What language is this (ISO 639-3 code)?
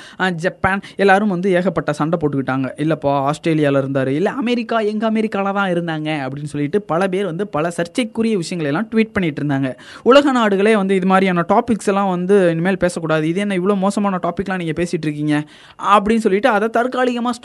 tam